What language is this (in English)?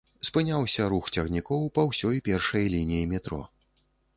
Belarusian